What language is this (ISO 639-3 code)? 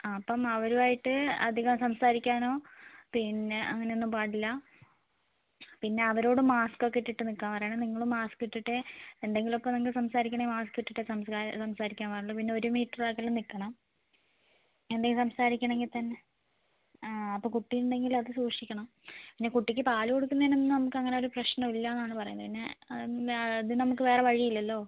mal